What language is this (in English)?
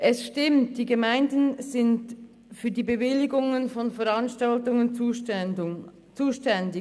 Swiss German